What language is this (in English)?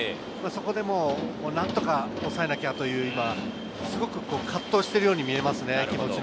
Japanese